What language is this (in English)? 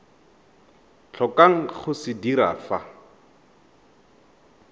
Tswana